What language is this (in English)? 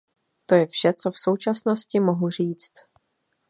Czech